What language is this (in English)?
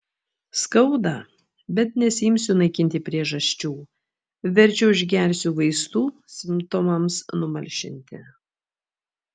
Lithuanian